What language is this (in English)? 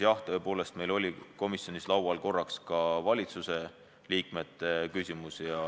Estonian